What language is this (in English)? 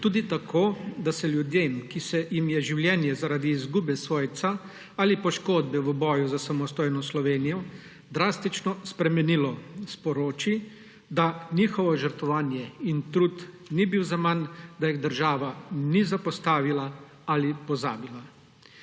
Slovenian